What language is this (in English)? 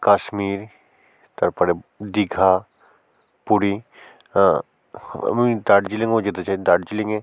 Bangla